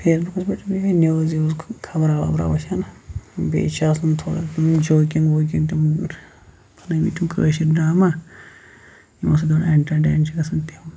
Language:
Kashmiri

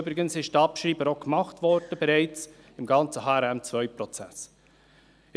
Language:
Swiss German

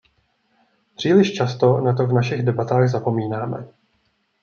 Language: Czech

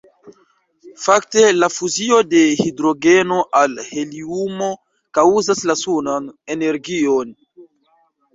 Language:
Esperanto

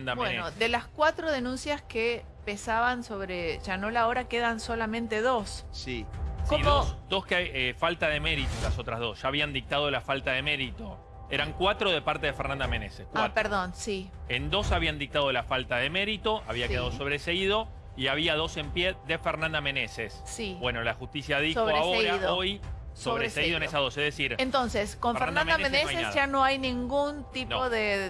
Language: Spanish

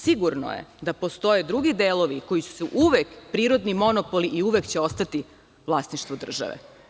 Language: Serbian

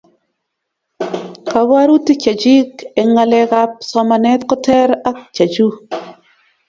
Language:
Kalenjin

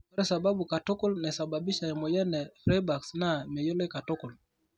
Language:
Masai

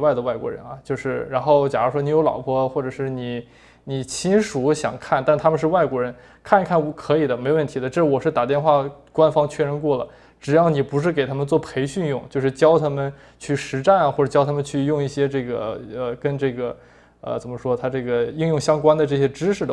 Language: Chinese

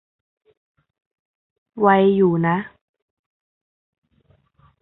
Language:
Thai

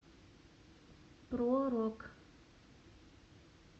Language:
Russian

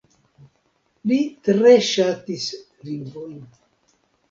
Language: Esperanto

